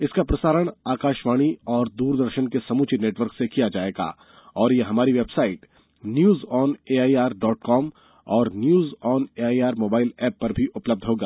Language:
Hindi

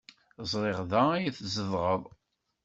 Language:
Kabyle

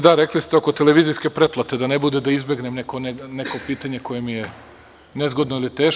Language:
Serbian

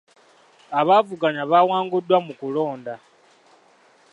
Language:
Ganda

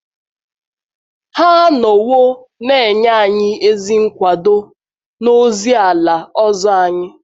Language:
Igbo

